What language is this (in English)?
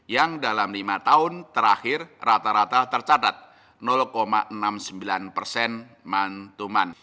Indonesian